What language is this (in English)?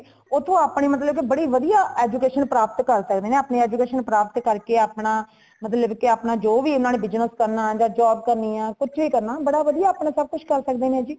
Punjabi